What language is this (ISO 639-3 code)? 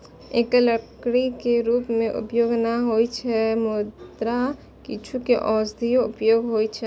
mai